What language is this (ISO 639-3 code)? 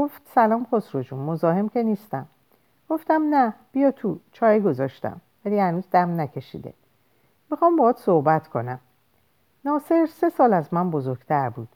fas